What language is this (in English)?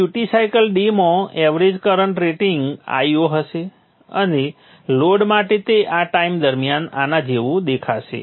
Gujarati